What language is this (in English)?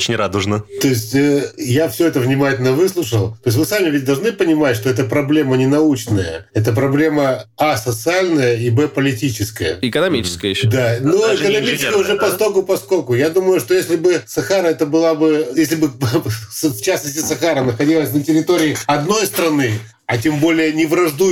Russian